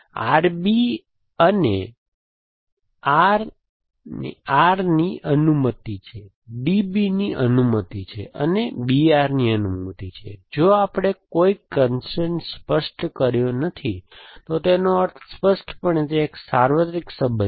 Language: Gujarati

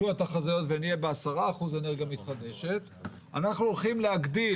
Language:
Hebrew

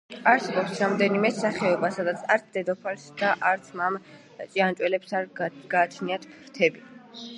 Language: Georgian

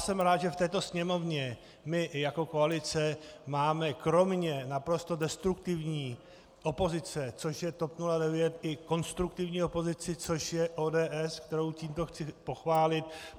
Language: Czech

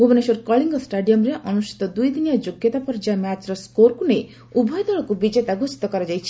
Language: Odia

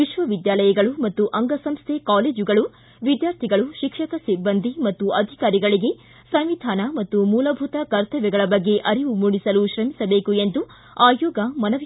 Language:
Kannada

